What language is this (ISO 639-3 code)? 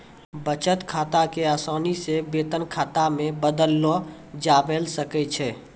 mai